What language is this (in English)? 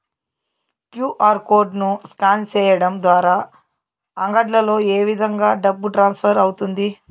Telugu